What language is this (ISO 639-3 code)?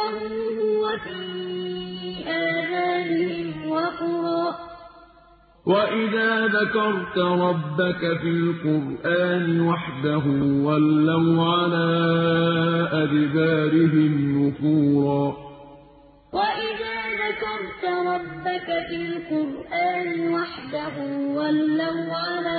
ara